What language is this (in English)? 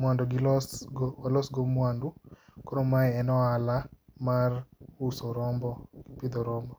Luo (Kenya and Tanzania)